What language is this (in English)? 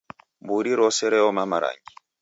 Taita